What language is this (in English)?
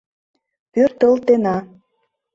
Mari